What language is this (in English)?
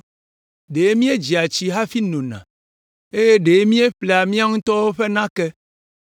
Ewe